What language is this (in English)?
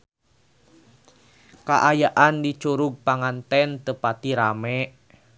Sundanese